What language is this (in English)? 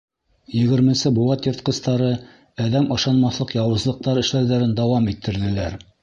Bashkir